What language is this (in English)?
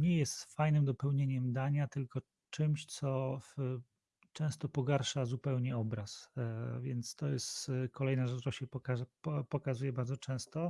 Polish